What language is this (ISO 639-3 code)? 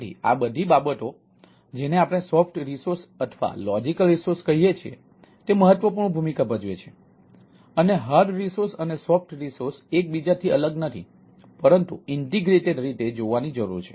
guj